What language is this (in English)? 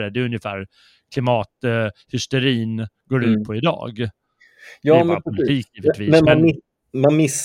Swedish